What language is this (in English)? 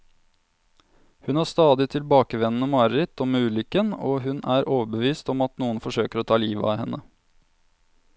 Norwegian